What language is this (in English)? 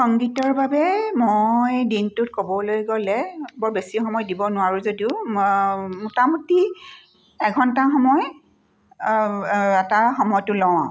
Assamese